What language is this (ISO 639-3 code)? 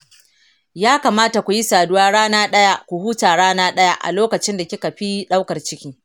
hau